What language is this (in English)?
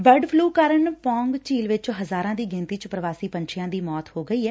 Punjabi